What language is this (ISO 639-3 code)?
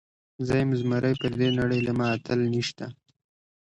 pus